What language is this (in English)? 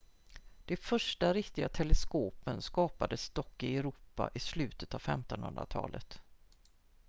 Swedish